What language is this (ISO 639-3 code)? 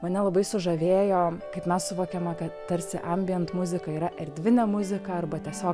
lit